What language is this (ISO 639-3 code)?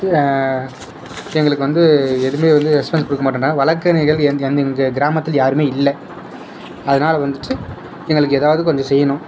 tam